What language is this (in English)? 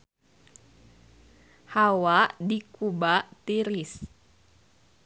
Sundanese